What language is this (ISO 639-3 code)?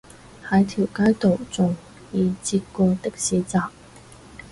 yue